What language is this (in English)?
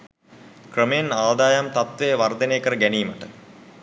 Sinhala